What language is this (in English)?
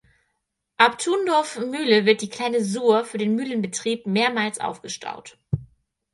German